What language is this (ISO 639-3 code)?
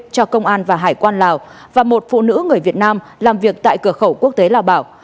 vie